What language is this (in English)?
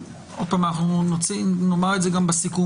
Hebrew